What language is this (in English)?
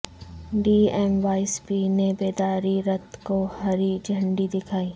Urdu